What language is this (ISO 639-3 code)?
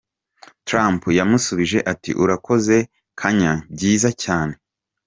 kin